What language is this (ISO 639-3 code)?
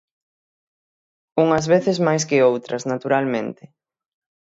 glg